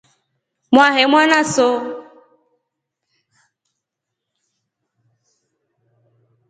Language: Rombo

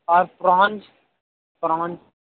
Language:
Urdu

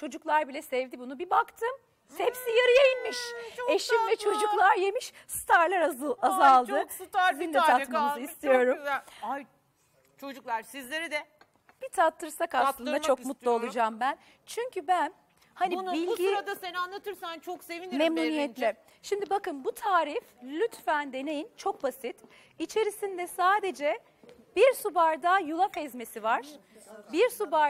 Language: Turkish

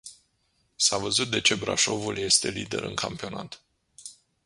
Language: Romanian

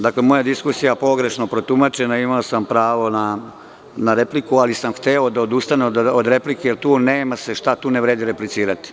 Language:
Serbian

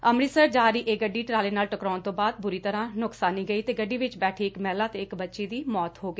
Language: Punjabi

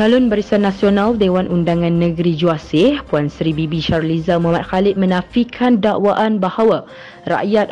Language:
Malay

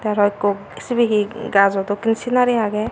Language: Chakma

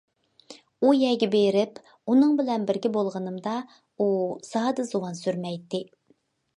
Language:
Uyghur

